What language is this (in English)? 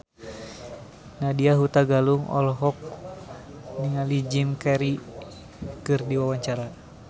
Sundanese